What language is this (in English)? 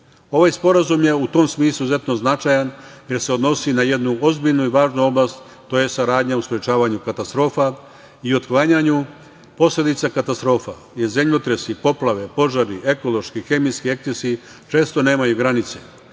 Serbian